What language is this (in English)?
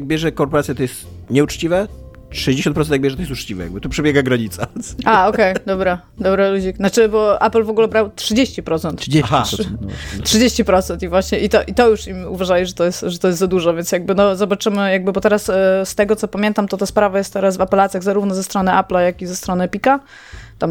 Polish